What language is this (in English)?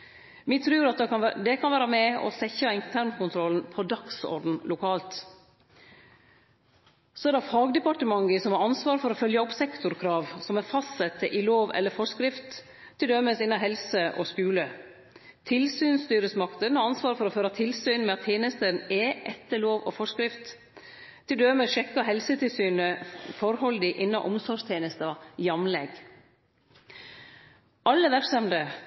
Norwegian Nynorsk